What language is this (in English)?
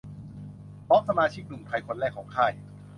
Thai